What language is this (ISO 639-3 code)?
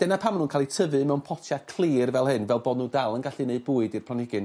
cym